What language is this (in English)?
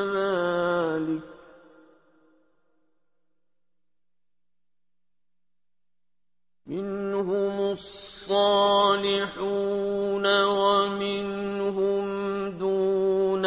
Arabic